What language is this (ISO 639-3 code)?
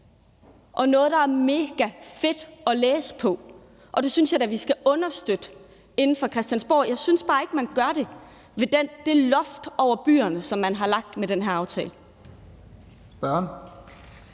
dan